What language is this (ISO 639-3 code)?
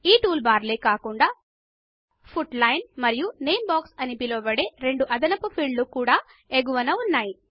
tel